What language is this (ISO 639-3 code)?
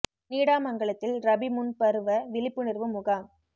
tam